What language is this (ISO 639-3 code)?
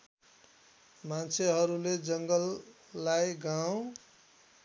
nep